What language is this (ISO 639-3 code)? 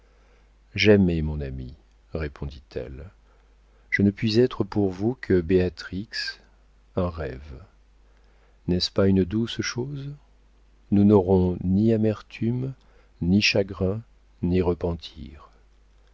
fra